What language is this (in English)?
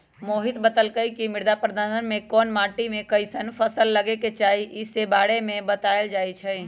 Magahi